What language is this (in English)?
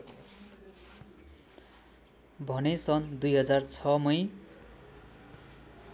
Nepali